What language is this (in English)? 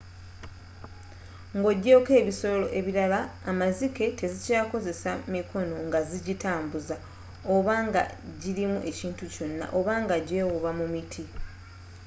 Ganda